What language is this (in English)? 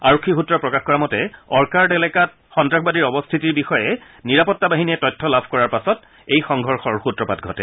Assamese